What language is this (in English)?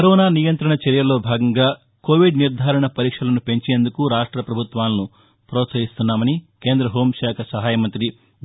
Telugu